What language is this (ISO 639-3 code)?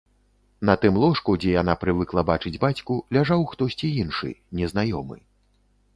bel